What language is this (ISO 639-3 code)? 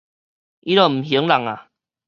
nan